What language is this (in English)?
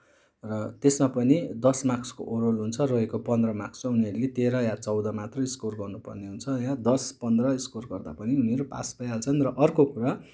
Nepali